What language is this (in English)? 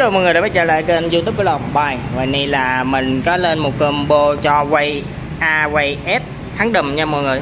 Vietnamese